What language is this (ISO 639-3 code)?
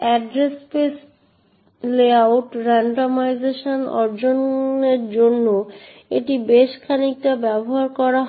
ben